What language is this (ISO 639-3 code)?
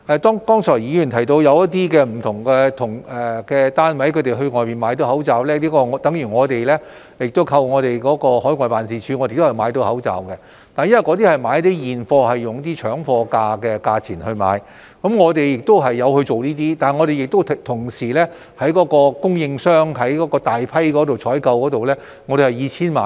yue